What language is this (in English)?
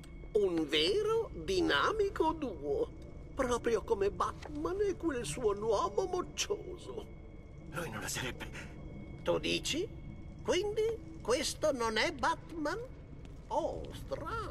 Italian